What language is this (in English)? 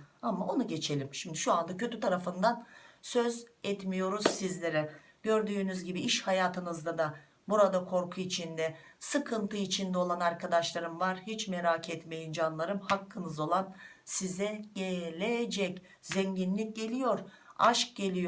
Turkish